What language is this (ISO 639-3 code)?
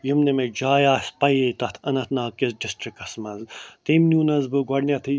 kas